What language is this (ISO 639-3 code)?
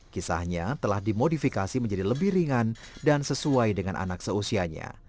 ind